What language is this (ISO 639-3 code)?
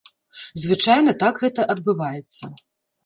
bel